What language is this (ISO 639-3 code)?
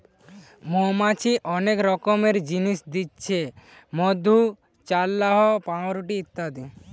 ben